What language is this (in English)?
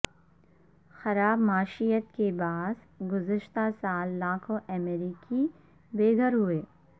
Urdu